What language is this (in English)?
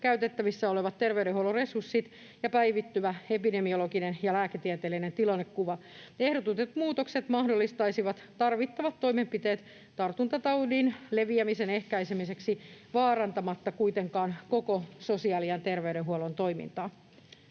Finnish